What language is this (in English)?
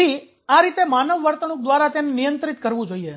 Gujarati